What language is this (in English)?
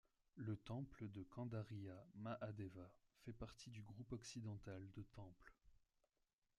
French